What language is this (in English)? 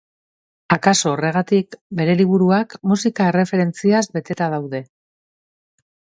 Basque